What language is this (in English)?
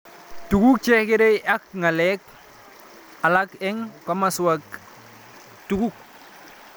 Kalenjin